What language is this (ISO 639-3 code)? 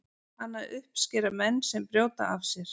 isl